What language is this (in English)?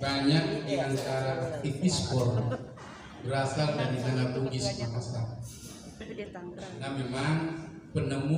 Indonesian